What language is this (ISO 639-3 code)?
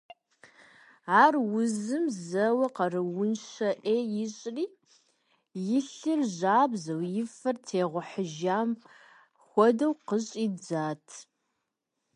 kbd